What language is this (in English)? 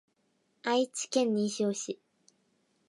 Japanese